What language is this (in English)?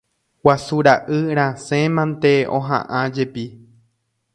Guarani